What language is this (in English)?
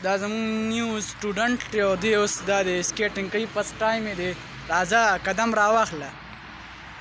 Arabic